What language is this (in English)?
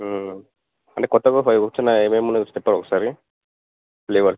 Telugu